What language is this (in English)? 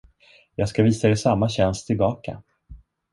Swedish